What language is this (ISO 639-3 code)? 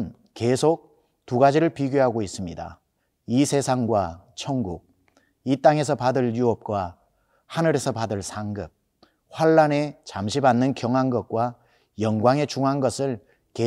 kor